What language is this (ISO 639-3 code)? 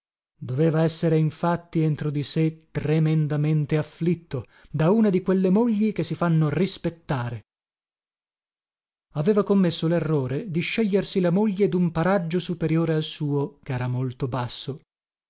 ita